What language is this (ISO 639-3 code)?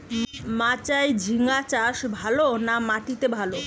ben